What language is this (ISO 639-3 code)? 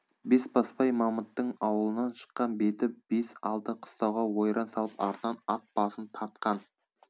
kaz